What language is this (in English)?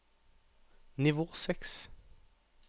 Norwegian